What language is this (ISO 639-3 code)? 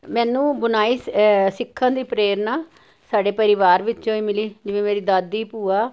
pan